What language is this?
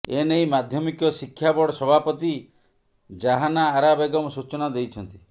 Odia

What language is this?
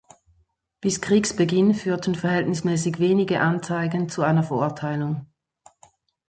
German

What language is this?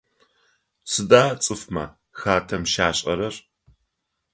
Adyghe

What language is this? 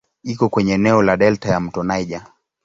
Swahili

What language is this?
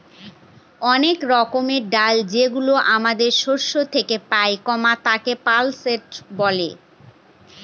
Bangla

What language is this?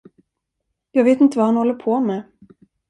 Swedish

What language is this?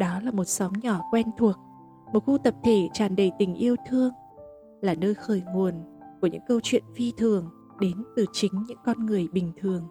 Vietnamese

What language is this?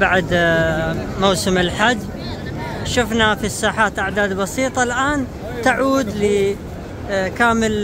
Arabic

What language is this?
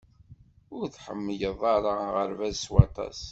Kabyle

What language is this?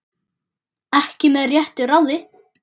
Icelandic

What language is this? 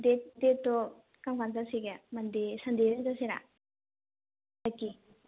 Manipuri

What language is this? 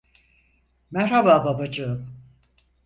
Turkish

